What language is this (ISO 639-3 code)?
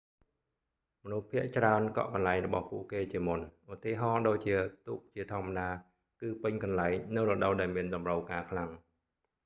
khm